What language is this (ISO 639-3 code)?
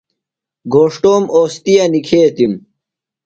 phl